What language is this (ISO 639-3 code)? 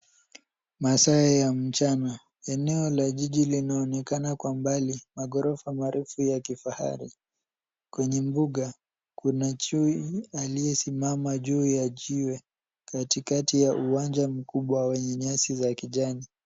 swa